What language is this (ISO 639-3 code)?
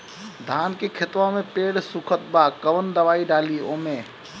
bho